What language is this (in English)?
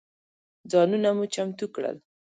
Pashto